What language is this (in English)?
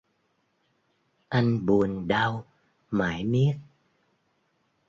Vietnamese